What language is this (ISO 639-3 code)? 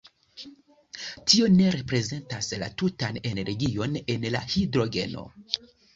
epo